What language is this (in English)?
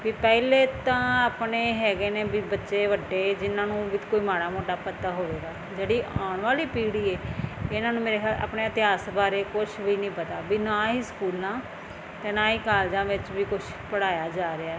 Punjabi